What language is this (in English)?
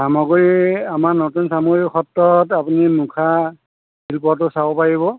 Assamese